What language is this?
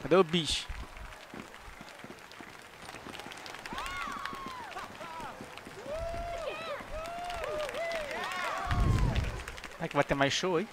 Portuguese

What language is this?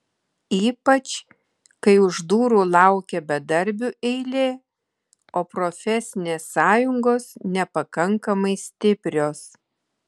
Lithuanian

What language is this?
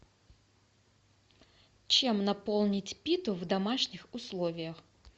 Russian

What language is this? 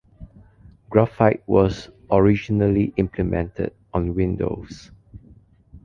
English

